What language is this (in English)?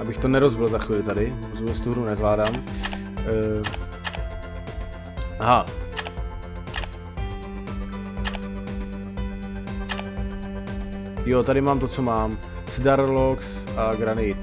Czech